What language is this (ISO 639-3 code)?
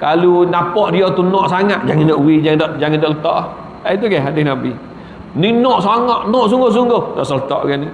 msa